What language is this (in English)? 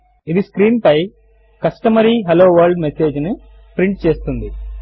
Telugu